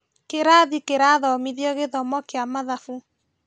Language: Kikuyu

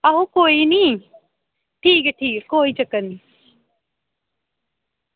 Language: Dogri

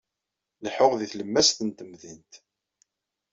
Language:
Kabyle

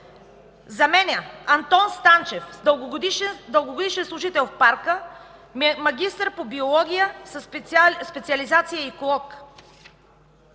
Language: Bulgarian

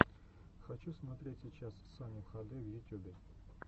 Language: Russian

